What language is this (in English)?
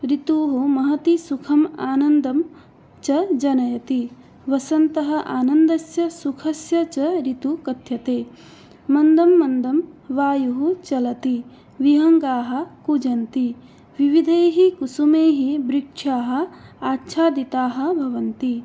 Sanskrit